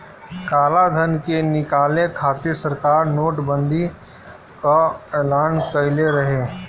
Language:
Bhojpuri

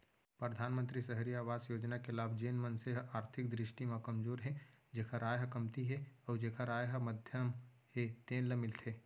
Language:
Chhattisgarhi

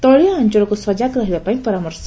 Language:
Odia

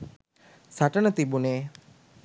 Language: Sinhala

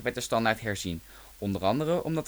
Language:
Dutch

